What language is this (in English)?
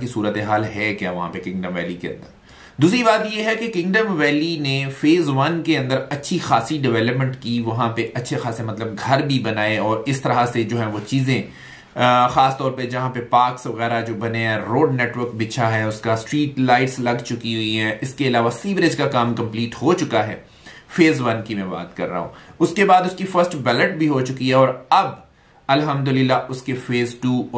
Hindi